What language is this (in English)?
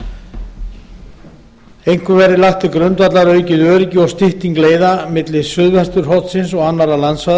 Icelandic